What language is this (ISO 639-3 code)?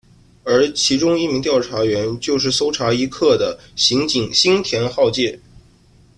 zho